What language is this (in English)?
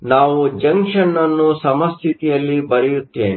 Kannada